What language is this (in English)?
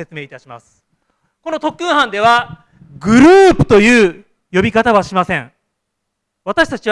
Japanese